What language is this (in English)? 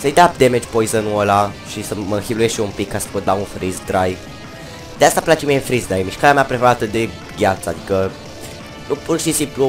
Romanian